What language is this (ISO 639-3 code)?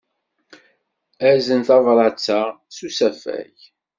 kab